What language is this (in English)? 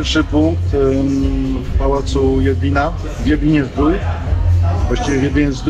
Polish